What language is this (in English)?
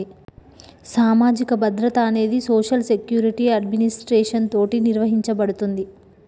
Telugu